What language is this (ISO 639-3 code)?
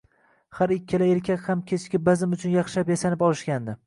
uzb